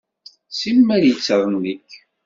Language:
Kabyle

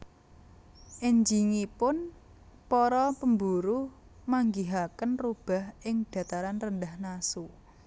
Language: Javanese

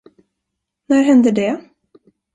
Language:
Swedish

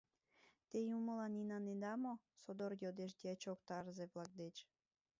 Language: Mari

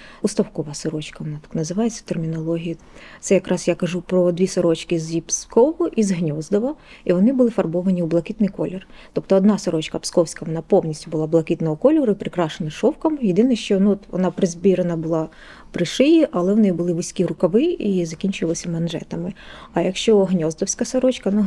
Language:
Ukrainian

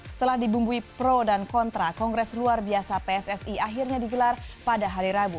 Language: Indonesian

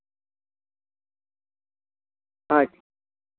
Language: Santali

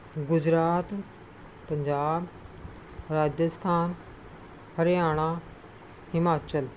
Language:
Punjabi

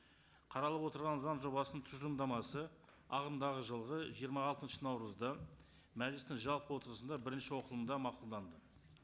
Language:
Kazakh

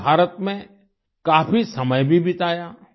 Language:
Hindi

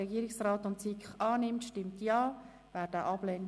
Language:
Swiss German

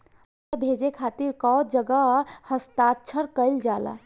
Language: Bhojpuri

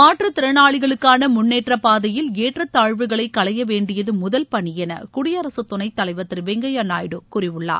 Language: Tamil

